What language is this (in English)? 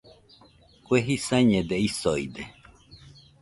Nüpode Huitoto